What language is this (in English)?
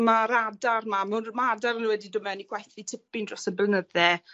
Welsh